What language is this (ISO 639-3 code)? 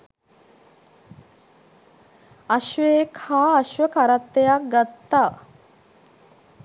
sin